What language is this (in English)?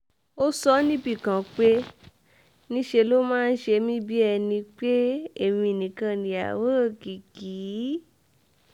Yoruba